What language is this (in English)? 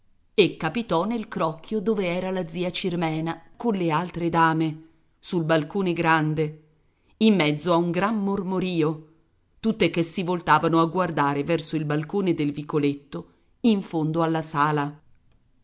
Italian